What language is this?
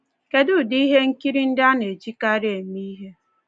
Igbo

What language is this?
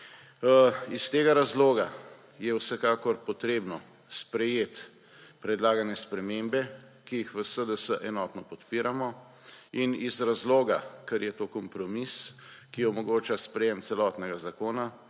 Slovenian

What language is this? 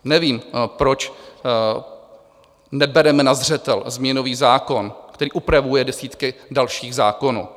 Czech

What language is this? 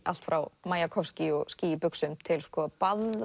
Icelandic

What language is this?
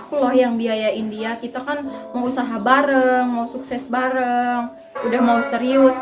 Indonesian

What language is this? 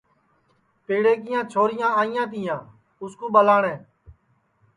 Sansi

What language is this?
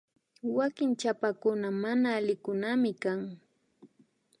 Imbabura Highland Quichua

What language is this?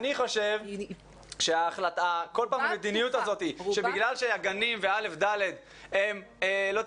Hebrew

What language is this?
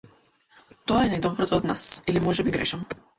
Macedonian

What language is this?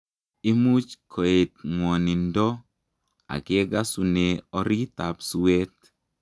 Kalenjin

